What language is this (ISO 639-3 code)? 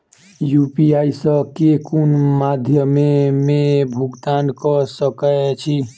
mai